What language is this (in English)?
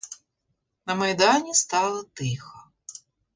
Ukrainian